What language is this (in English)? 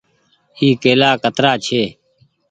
Goaria